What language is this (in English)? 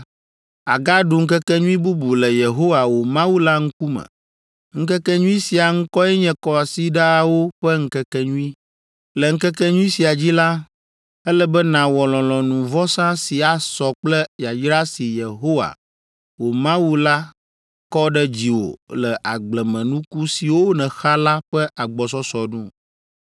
Ewe